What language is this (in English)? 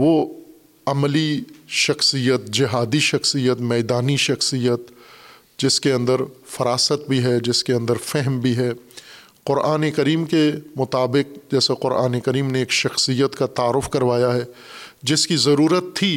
Urdu